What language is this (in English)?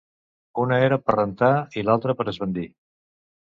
Catalan